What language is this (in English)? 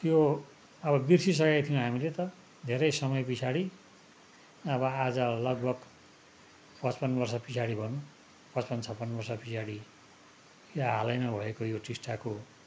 Nepali